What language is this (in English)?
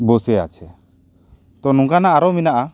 Santali